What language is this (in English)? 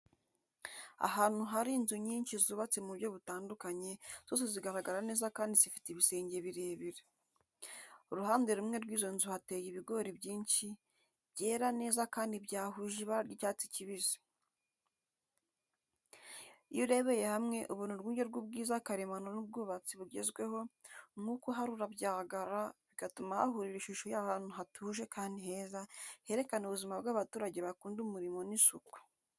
Kinyarwanda